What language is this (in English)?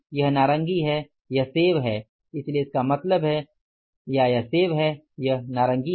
Hindi